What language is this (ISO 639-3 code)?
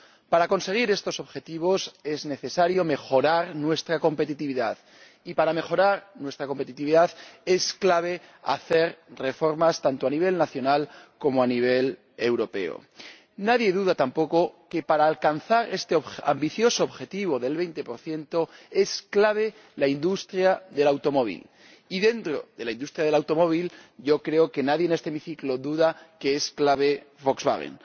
spa